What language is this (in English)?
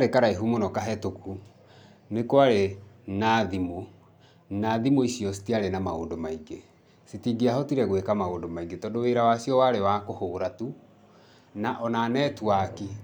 Kikuyu